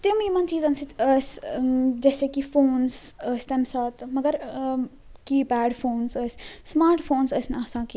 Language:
Kashmiri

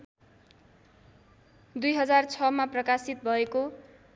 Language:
Nepali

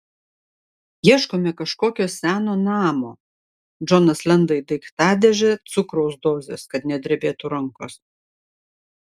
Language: Lithuanian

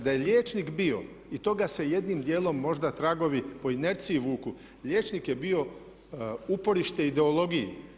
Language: Croatian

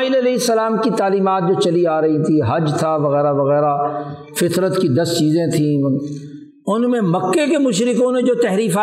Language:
Urdu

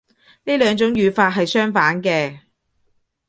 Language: Cantonese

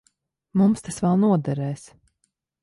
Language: Latvian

